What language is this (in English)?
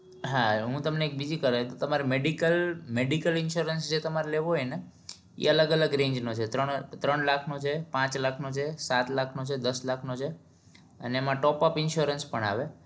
Gujarati